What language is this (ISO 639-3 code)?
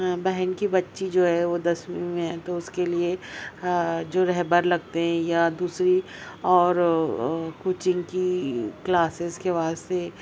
urd